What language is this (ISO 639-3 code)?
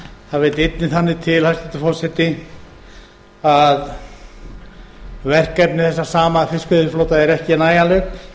isl